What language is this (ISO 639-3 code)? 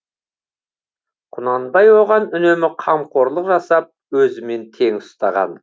kaz